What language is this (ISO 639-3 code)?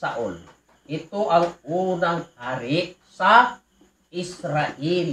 fil